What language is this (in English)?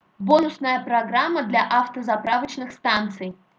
Russian